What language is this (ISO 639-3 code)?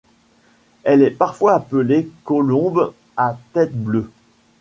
fra